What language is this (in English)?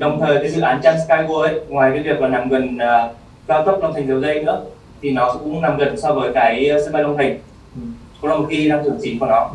Vietnamese